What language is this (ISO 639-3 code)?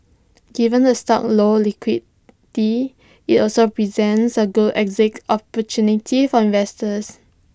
eng